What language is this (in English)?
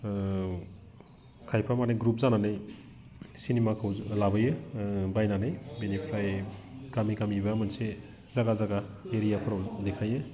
Bodo